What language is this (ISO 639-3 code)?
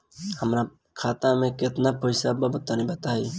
bho